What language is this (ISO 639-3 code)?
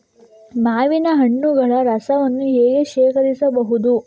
kan